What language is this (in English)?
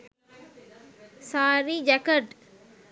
Sinhala